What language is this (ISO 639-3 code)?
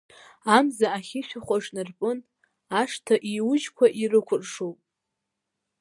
abk